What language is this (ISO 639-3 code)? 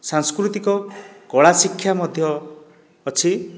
ori